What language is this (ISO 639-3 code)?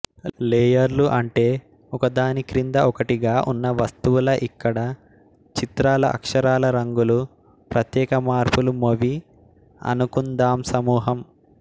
tel